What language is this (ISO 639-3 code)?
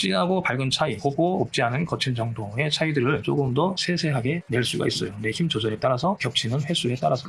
kor